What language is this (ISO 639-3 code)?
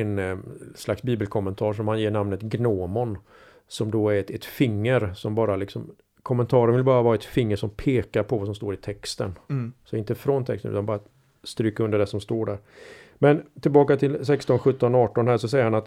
swe